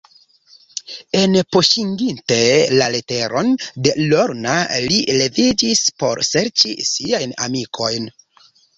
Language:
Esperanto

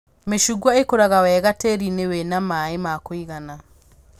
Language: Kikuyu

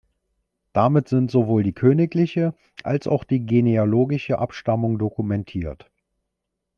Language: German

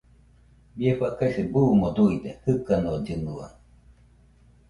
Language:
Nüpode Huitoto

